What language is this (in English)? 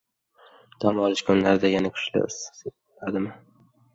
Uzbek